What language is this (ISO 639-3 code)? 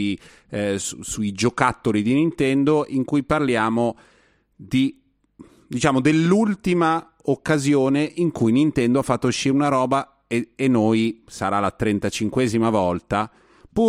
ita